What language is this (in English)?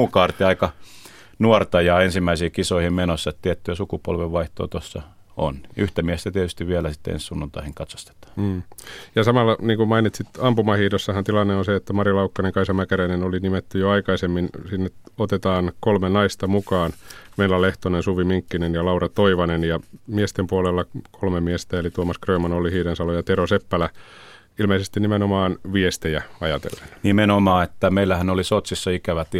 Finnish